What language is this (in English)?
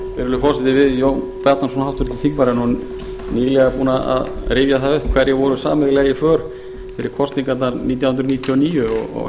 Icelandic